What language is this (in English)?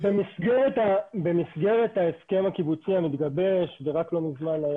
Hebrew